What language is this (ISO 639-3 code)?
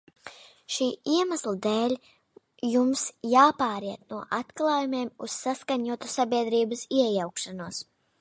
lav